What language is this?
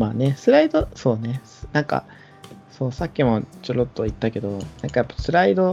Japanese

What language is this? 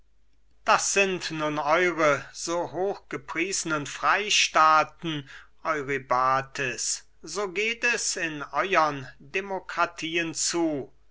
German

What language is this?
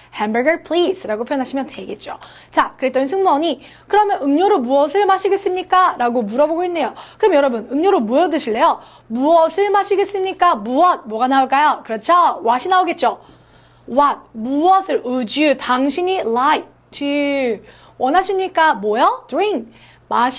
Korean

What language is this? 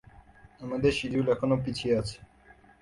Bangla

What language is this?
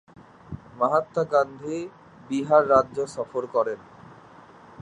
Bangla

